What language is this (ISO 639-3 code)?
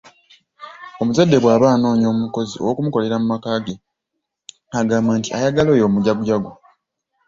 lug